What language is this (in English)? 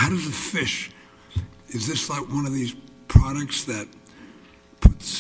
English